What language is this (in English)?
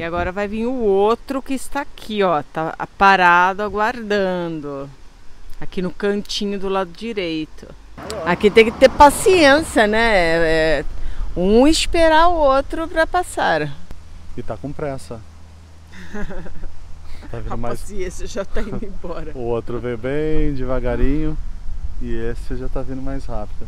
Portuguese